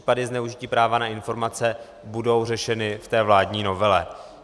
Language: Czech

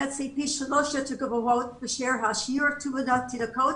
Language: Hebrew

